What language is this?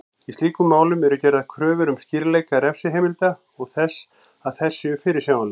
Icelandic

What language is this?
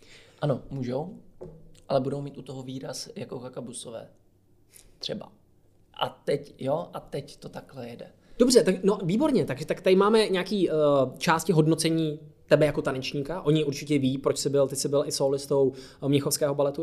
Czech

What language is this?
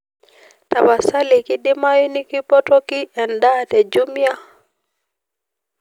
Masai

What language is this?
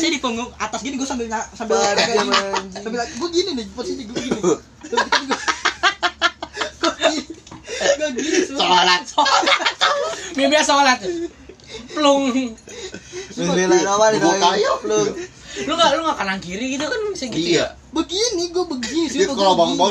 Indonesian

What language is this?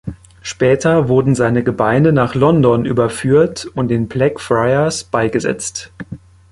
German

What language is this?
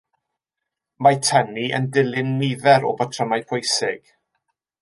Welsh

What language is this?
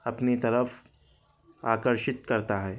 Urdu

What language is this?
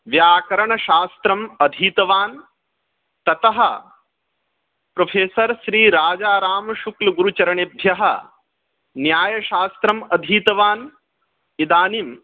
Sanskrit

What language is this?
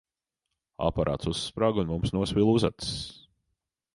Latvian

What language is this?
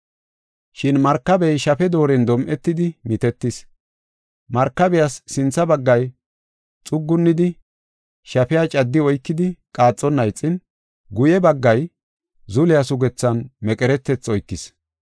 Gofa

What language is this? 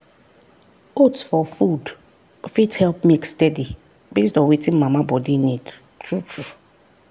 Nigerian Pidgin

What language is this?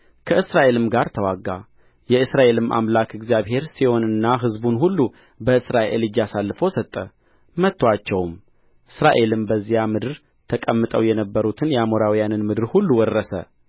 Amharic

